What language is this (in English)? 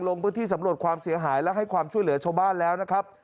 Thai